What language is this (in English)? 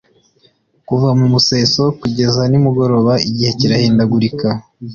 Kinyarwanda